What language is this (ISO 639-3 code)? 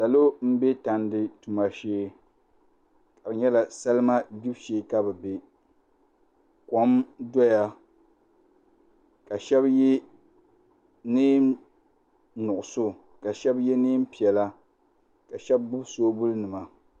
dag